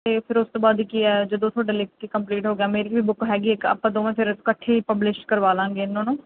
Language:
Punjabi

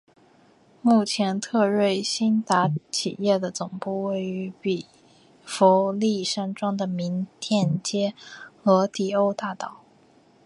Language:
Chinese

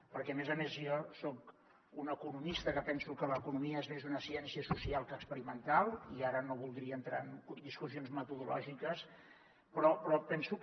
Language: Catalan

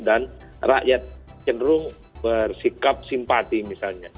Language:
Indonesian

